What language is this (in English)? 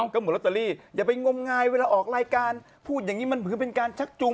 Thai